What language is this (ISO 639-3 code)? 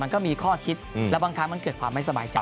tha